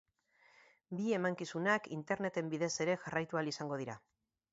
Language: Basque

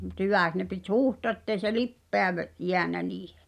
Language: Finnish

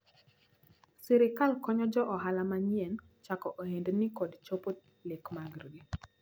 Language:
Luo (Kenya and Tanzania)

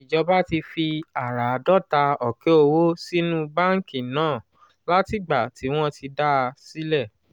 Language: Yoruba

